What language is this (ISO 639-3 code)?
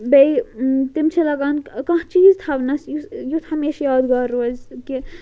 kas